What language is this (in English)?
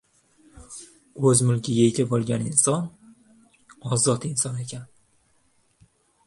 Uzbek